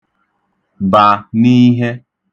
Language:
Igbo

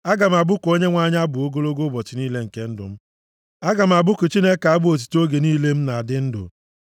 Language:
Igbo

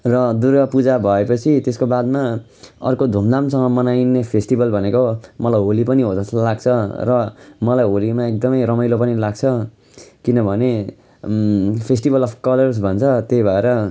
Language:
Nepali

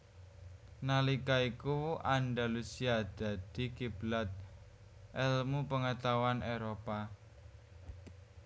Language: Javanese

